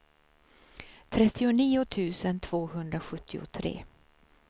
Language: Swedish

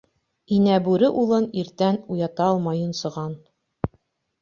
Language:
Bashkir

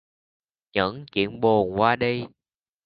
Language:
Vietnamese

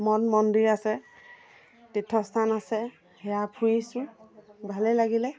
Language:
Assamese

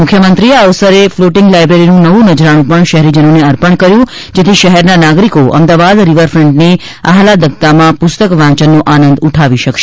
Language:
Gujarati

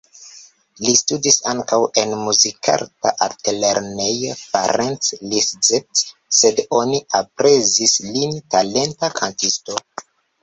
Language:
Esperanto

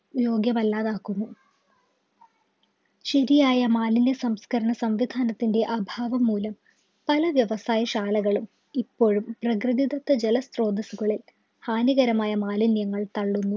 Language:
Malayalam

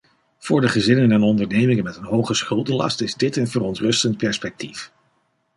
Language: Dutch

